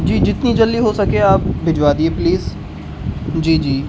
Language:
Urdu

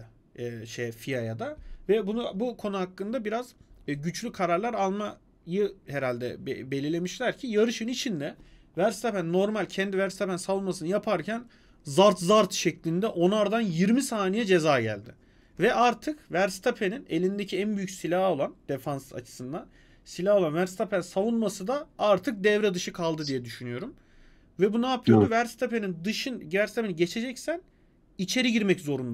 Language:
Turkish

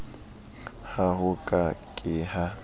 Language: Southern Sotho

